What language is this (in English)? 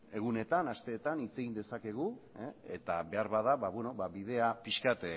Basque